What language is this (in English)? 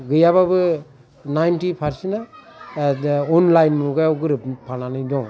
Bodo